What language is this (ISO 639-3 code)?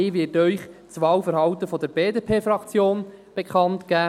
gsw